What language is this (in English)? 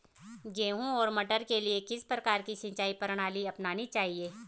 Hindi